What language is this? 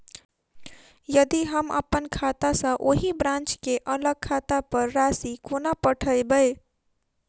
Maithili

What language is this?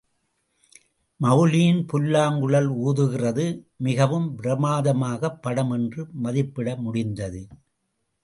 Tamil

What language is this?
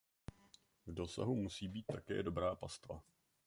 Czech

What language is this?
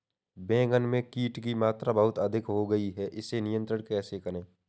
Hindi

